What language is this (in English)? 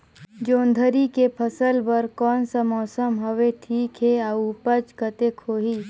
Chhattisgarhi